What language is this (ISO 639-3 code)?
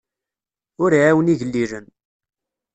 kab